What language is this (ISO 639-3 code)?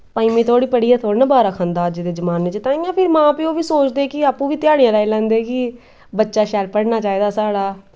doi